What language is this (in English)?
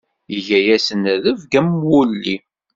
Kabyle